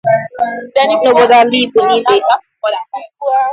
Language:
Igbo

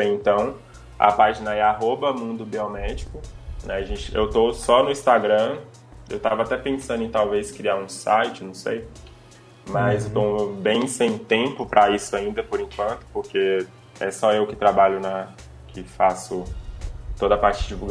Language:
Portuguese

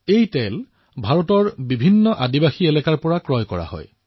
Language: Assamese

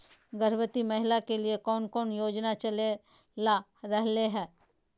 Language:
Magahi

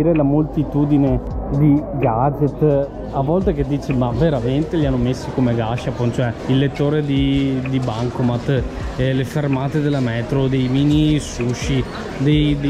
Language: Italian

